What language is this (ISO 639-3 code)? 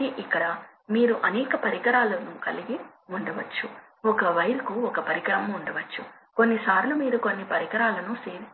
tel